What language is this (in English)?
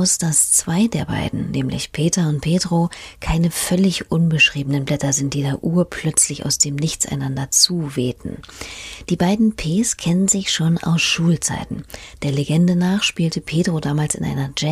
German